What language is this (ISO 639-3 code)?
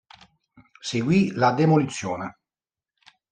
ita